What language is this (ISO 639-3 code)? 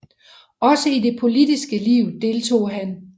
dan